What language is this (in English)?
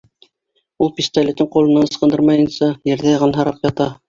Bashkir